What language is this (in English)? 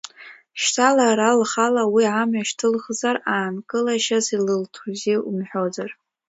Abkhazian